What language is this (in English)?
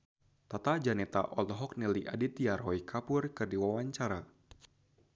Sundanese